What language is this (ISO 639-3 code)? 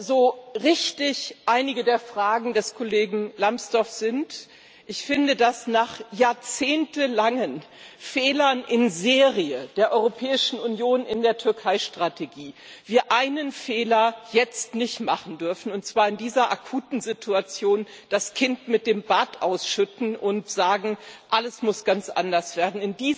deu